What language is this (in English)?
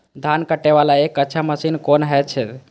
Maithili